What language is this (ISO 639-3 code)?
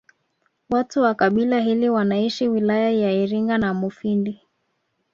swa